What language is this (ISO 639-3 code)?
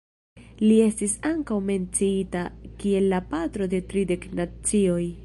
epo